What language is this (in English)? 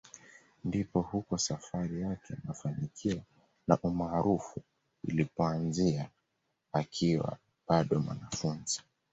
Swahili